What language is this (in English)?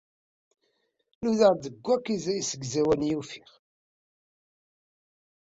Kabyle